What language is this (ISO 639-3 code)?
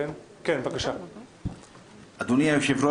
heb